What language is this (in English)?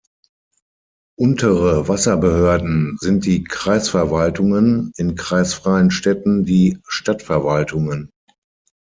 German